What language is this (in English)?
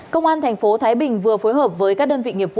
Vietnamese